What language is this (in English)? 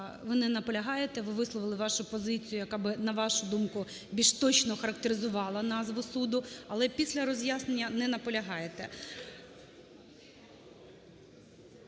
Ukrainian